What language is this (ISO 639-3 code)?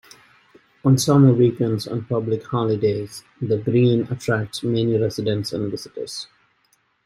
eng